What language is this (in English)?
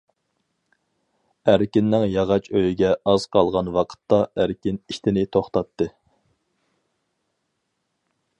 Uyghur